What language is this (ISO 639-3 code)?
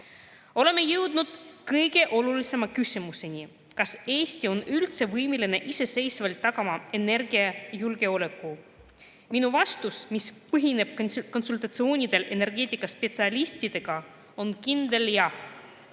est